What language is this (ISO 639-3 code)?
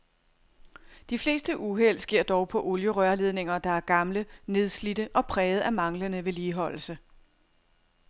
dan